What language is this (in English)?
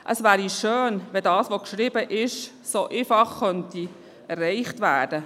Swiss German